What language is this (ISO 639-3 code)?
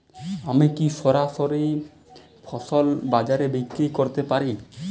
ben